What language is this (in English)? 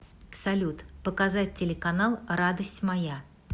Russian